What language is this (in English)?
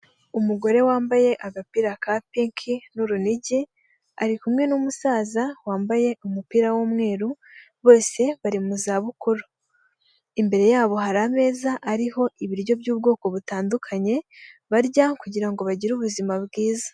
Kinyarwanda